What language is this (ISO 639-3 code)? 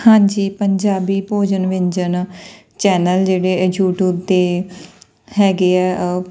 pan